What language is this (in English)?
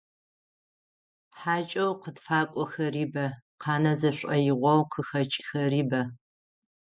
Adyghe